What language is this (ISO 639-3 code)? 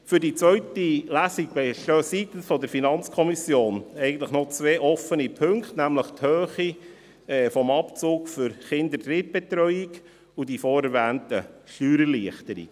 gsw